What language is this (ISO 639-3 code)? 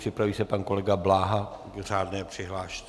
ces